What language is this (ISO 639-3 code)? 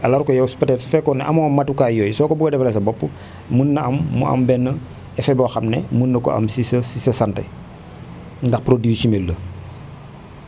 wol